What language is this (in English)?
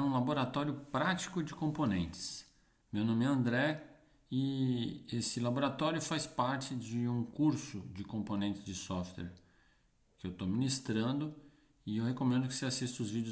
Portuguese